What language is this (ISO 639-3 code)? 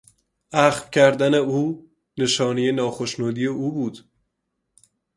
fas